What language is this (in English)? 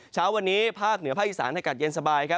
Thai